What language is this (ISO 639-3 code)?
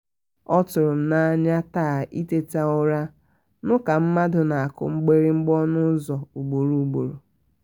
ibo